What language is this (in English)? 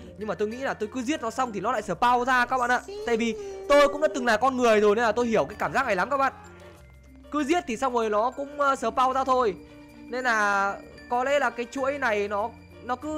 Vietnamese